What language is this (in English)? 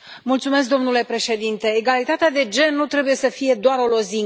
Romanian